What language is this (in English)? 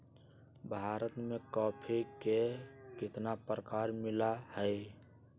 Magahi